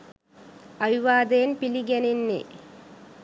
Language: Sinhala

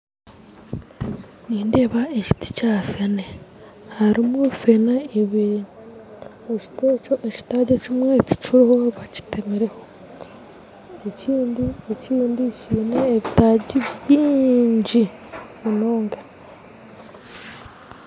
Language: Nyankole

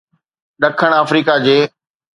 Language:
Sindhi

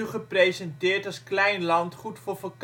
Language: Dutch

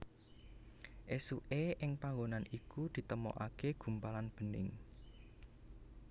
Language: Javanese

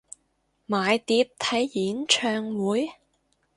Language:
Cantonese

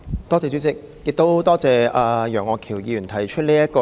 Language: Cantonese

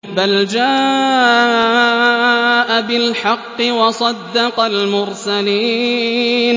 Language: Arabic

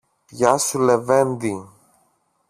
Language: Greek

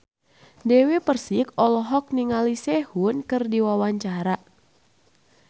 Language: Sundanese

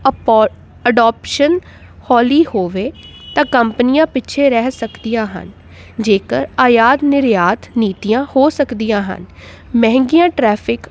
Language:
Punjabi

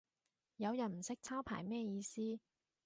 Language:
Cantonese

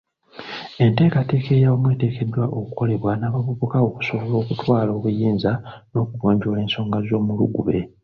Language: Ganda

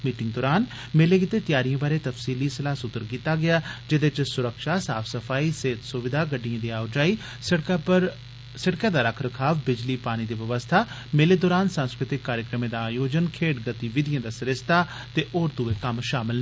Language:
Dogri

